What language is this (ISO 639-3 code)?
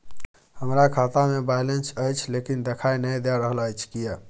mai